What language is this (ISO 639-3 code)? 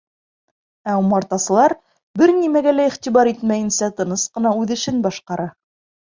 bak